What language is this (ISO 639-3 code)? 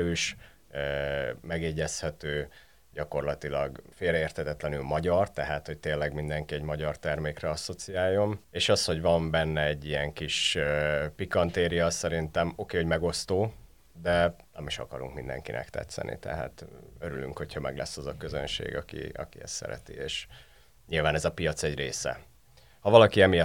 hun